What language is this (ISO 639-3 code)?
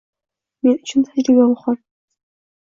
uzb